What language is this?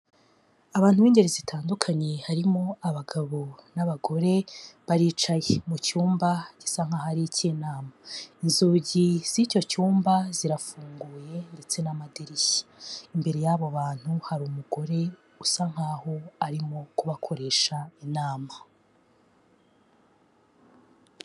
Kinyarwanda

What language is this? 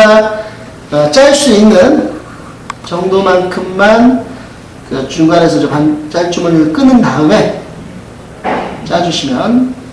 Korean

